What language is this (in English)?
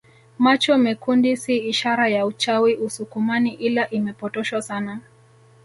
Swahili